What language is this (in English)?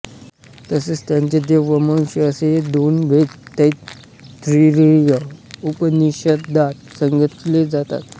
Marathi